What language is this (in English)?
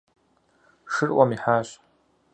Kabardian